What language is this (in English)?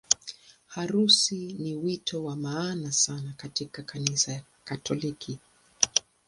Swahili